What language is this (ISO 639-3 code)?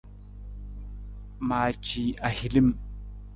nmz